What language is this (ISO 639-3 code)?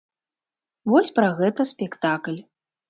bel